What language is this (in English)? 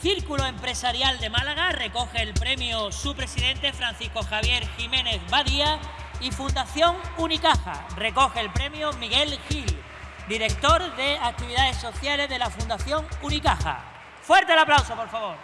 Spanish